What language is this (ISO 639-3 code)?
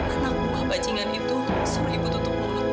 ind